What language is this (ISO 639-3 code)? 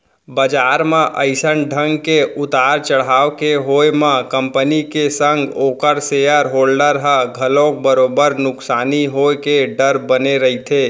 hne